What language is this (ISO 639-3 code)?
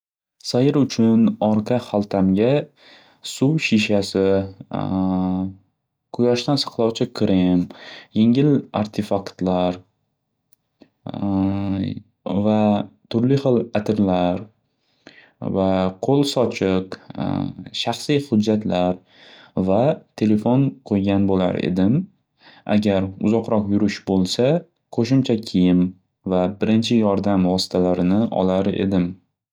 uzb